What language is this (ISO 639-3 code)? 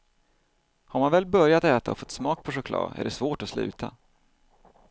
swe